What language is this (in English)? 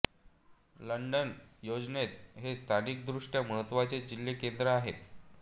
Marathi